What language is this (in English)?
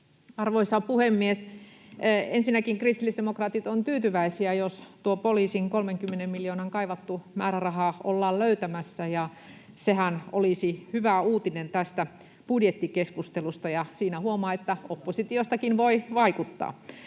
Finnish